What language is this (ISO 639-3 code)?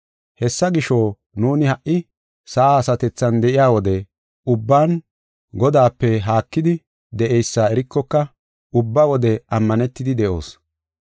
gof